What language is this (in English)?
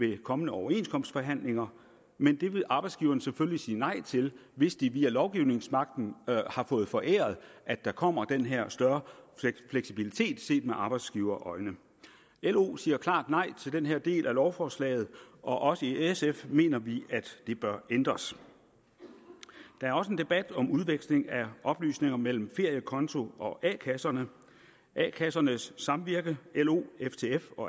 Danish